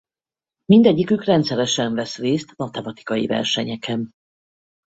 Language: Hungarian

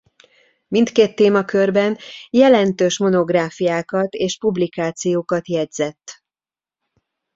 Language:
Hungarian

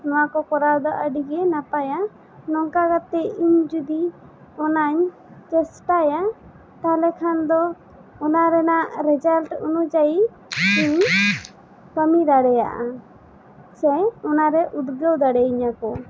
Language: Santali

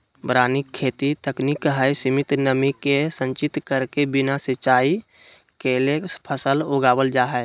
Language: Magahi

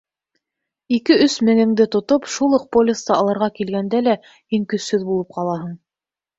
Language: Bashkir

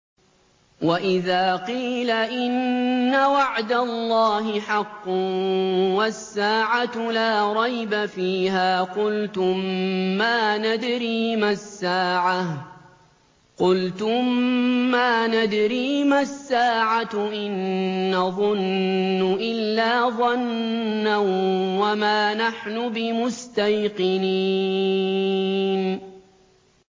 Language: Arabic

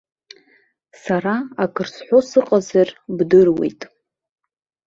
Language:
Abkhazian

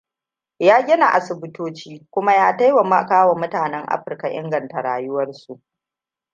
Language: Hausa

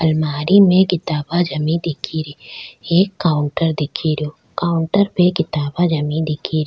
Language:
Rajasthani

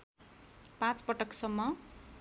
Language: Nepali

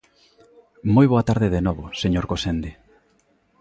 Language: Galician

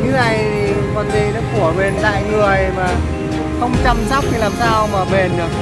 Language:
Vietnamese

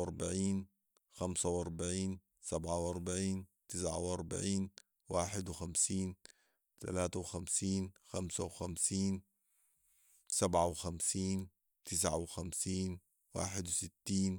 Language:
Sudanese Arabic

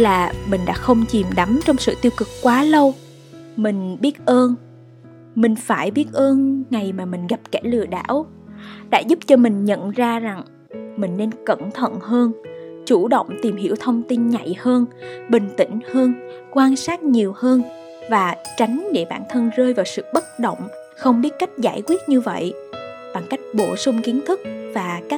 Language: Vietnamese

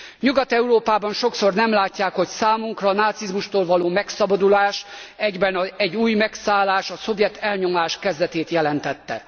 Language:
Hungarian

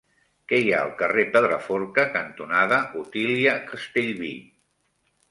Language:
Catalan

